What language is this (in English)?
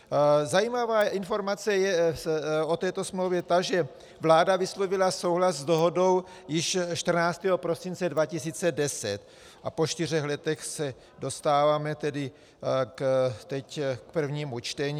Czech